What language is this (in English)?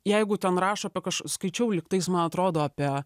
Lithuanian